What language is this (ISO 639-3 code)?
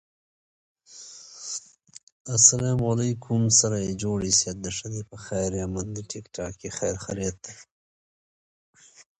eng